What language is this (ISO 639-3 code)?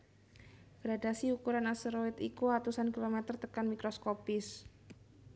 jav